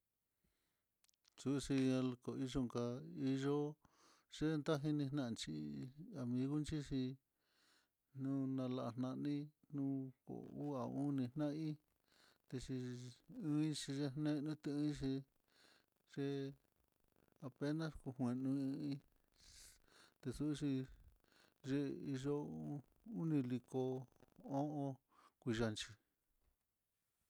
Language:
Mitlatongo Mixtec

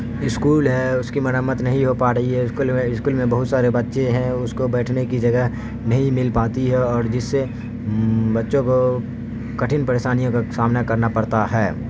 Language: Urdu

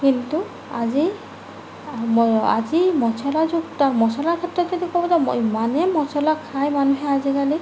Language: Assamese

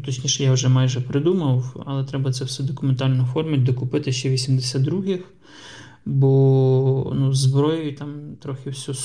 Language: Ukrainian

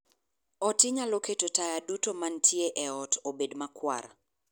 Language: Luo (Kenya and Tanzania)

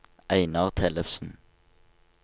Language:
Norwegian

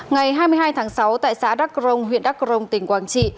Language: Vietnamese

